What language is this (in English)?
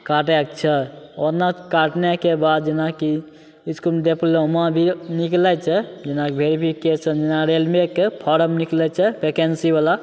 Maithili